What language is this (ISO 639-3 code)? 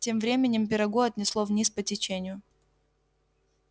rus